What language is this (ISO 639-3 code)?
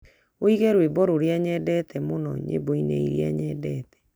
kik